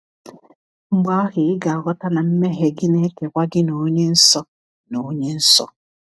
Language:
Igbo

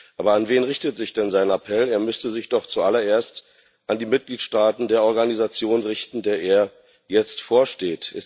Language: German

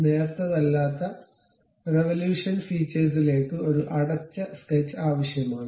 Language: Malayalam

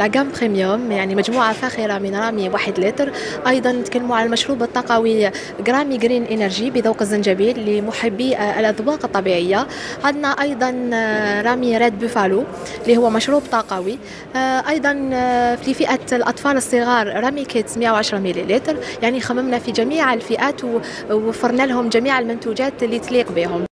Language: Arabic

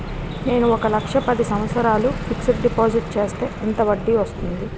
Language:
Telugu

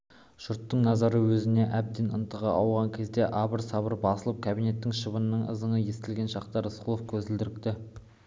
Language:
Kazakh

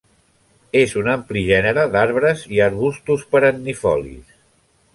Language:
Catalan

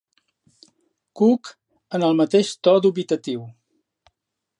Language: Catalan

